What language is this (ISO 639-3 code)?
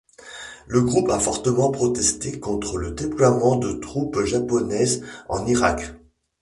fra